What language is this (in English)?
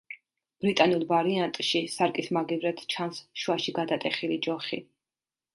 Georgian